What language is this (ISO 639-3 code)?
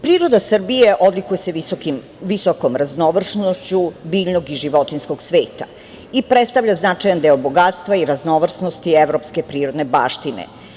srp